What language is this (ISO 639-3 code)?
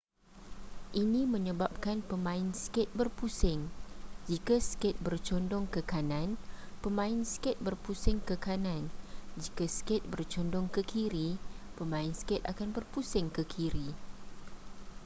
msa